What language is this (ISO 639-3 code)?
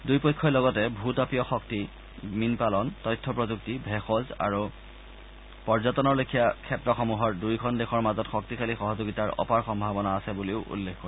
asm